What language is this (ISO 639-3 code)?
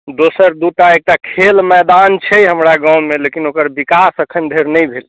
mai